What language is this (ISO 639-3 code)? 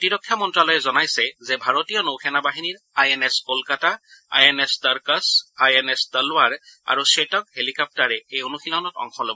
asm